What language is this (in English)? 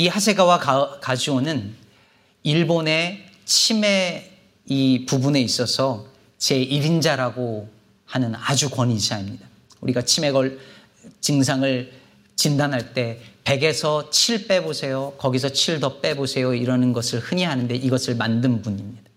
Korean